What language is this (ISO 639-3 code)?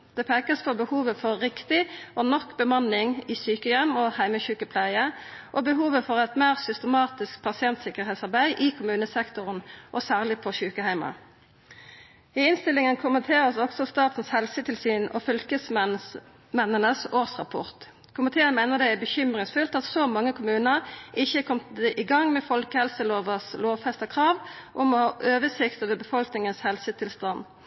nno